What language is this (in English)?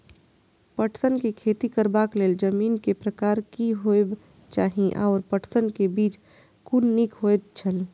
Maithili